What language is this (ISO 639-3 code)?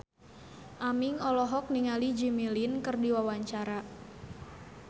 sun